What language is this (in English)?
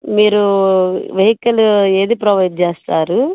Telugu